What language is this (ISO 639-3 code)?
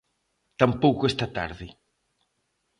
glg